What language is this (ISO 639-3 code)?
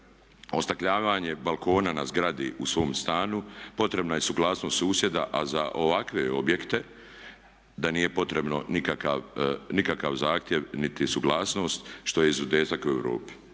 hrv